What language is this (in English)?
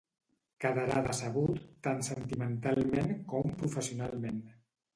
Catalan